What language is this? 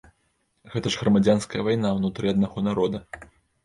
Belarusian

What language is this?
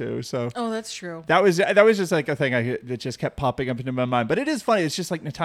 English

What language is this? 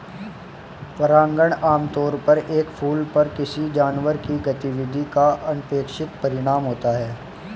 Hindi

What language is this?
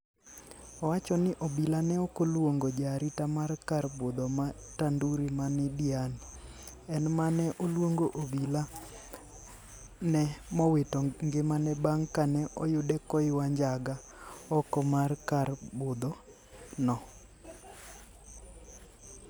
Luo (Kenya and Tanzania)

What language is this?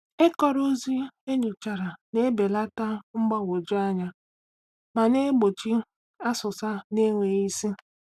Igbo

